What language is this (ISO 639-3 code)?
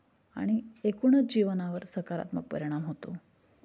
mar